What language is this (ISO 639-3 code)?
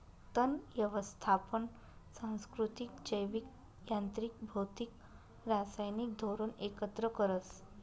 mar